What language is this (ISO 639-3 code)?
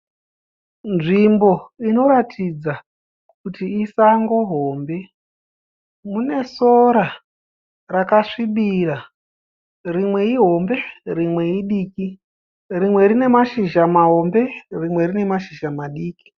sna